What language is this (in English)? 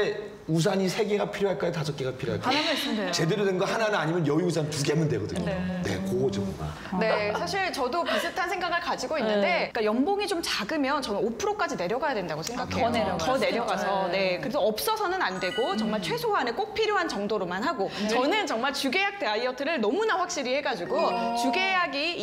Korean